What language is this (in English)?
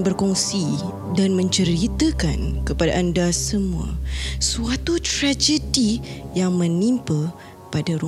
Malay